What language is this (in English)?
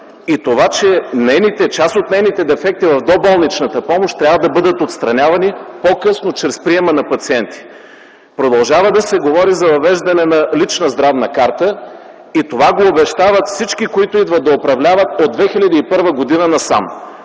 Bulgarian